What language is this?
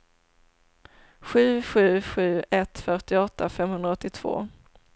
Swedish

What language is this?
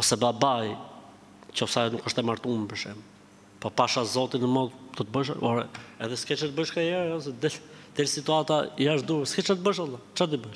Romanian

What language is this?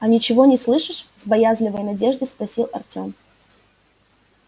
Russian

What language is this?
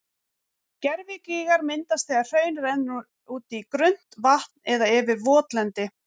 Icelandic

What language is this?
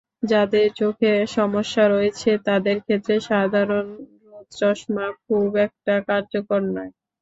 Bangla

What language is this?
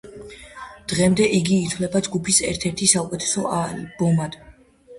Georgian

